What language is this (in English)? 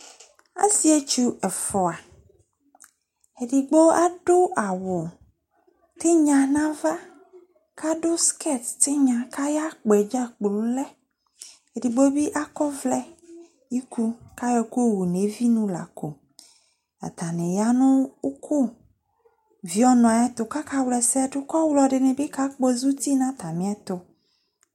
Ikposo